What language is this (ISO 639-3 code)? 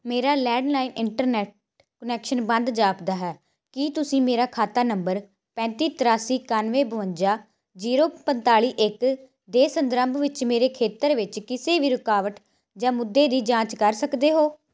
pan